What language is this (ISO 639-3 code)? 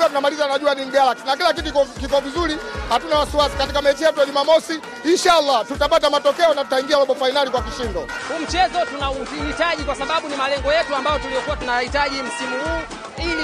swa